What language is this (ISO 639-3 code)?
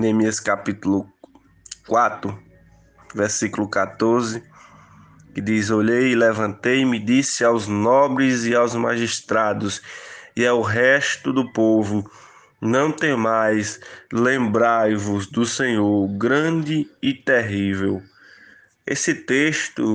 por